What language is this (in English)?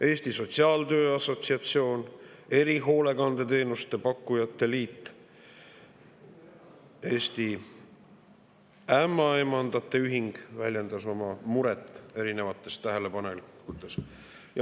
Estonian